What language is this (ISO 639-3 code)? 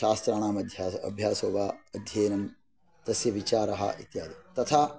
san